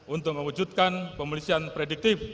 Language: Indonesian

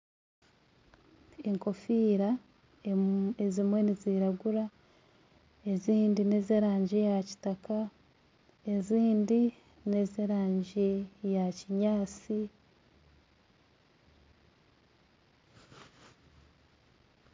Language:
Nyankole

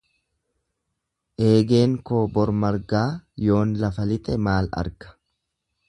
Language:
Oromo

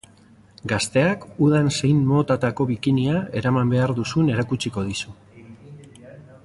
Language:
Basque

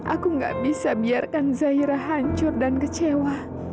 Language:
Indonesian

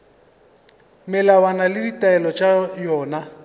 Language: Northern Sotho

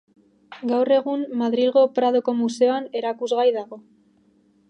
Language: Basque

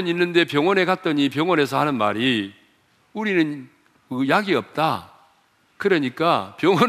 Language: Korean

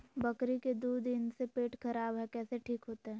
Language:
Magahi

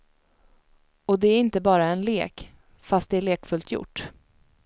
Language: Swedish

